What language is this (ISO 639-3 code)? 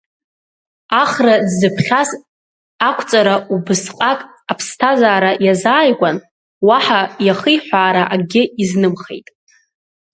abk